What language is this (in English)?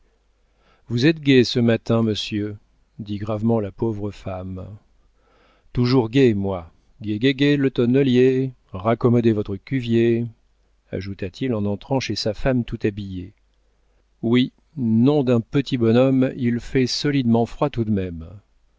French